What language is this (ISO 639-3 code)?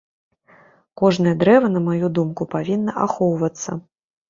bel